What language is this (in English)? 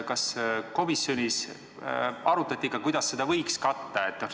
Estonian